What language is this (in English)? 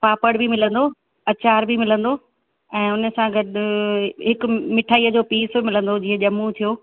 Sindhi